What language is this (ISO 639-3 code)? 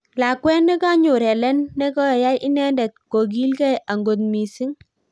kln